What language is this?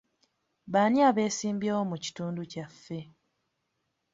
Ganda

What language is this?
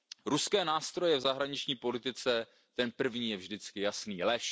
Czech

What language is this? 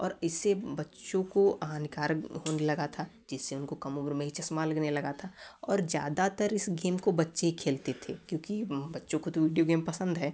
Hindi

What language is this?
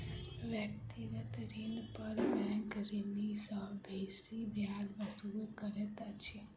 Maithili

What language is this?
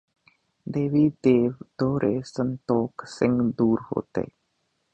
Punjabi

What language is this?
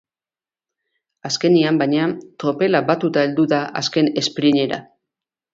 Basque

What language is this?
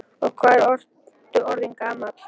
Icelandic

